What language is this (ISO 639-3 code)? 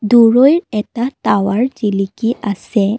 asm